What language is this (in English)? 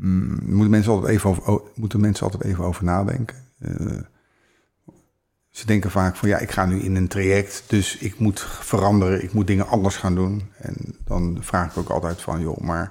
Dutch